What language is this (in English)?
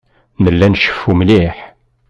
Kabyle